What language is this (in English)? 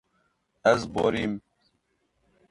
Kurdish